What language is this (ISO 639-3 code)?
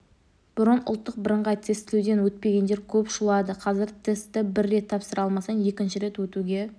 kaz